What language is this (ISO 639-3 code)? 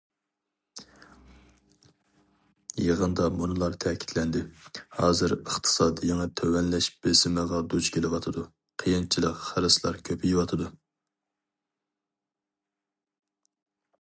uig